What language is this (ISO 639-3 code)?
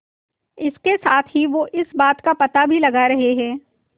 hin